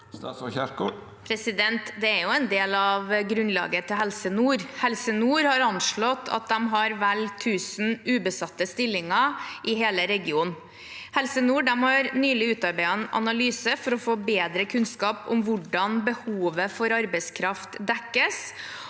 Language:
Norwegian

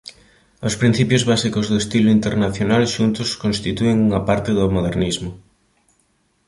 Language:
Galician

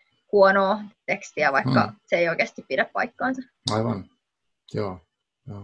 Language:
Finnish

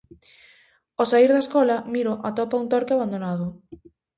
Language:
Galician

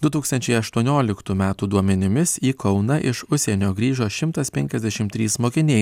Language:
Lithuanian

